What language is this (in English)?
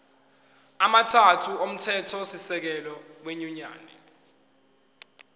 Zulu